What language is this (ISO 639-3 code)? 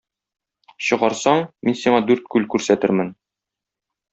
tat